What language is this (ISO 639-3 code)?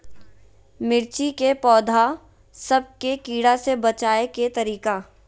mag